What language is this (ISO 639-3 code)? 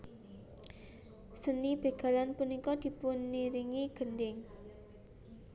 jav